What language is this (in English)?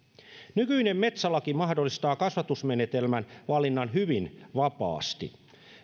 Finnish